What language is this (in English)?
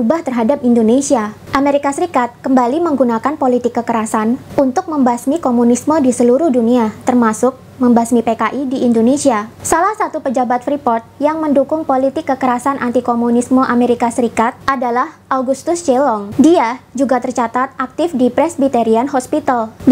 Indonesian